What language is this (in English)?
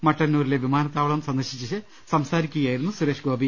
Malayalam